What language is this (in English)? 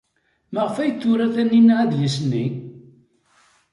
Kabyle